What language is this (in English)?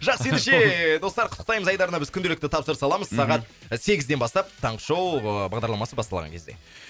Kazakh